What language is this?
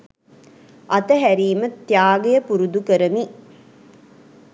Sinhala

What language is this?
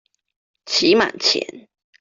Chinese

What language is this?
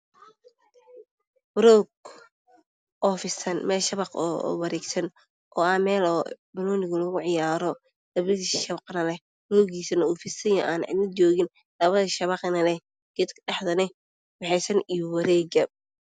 Somali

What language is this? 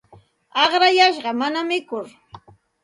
Santa Ana de Tusi Pasco Quechua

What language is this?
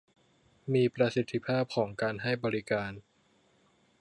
Thai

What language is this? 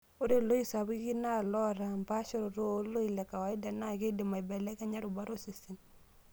Masai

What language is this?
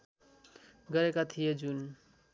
Nepali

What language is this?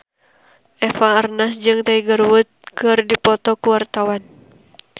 Sundanese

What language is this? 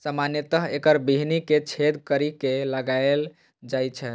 Maithili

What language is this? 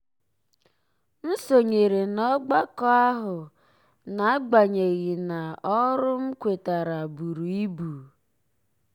Igbo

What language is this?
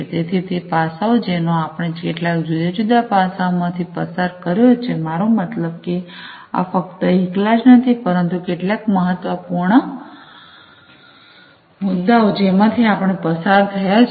Gujarati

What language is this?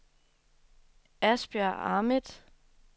Danish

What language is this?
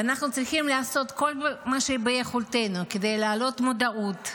Hebrew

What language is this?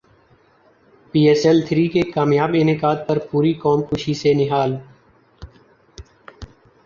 Urdu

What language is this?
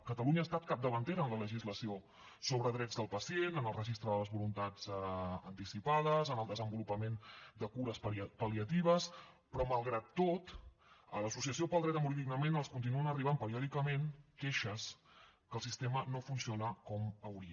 Catalan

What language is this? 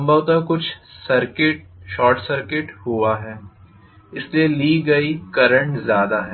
Hindi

